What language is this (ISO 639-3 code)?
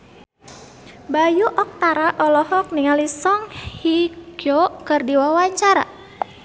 sun